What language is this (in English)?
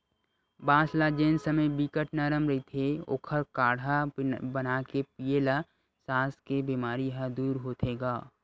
Chhattisgarhi